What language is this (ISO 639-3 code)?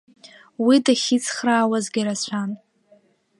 abk